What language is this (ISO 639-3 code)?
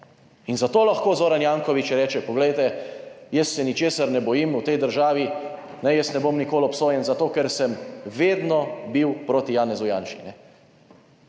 slv